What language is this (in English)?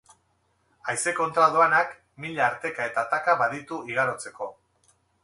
Basque